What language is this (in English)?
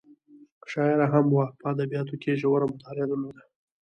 Pashto